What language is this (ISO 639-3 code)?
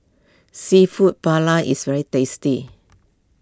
eng